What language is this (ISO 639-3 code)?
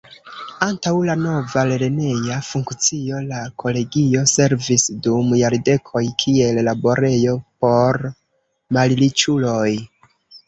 epo